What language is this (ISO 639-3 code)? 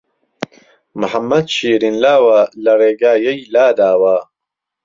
ckb